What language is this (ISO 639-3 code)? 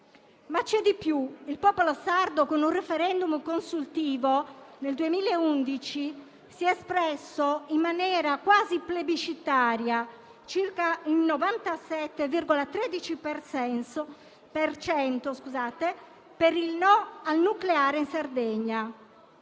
ita